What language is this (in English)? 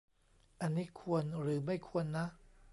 Thai